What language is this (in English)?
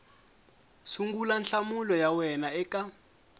Tsonga